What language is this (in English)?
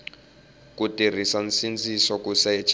Tsonga